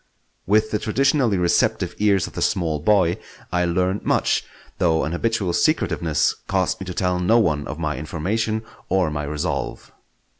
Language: English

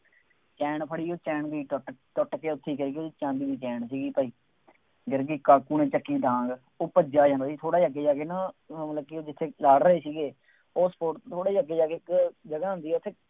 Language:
Punjabi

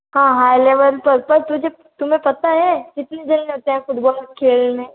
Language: Hindi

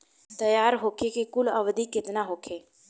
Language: Bhojpuri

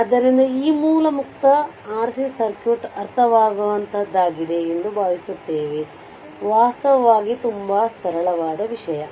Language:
Kannada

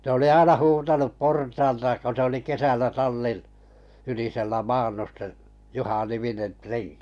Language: Finnish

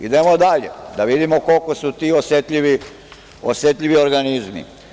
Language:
Serbian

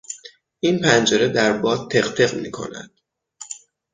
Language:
Persian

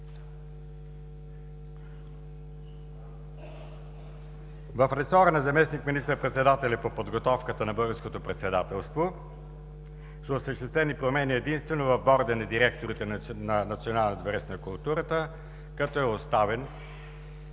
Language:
Bulgarian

